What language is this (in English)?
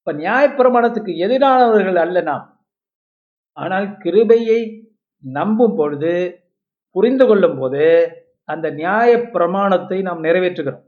Tamil